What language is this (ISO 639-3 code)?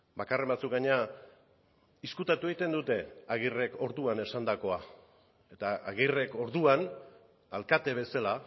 eus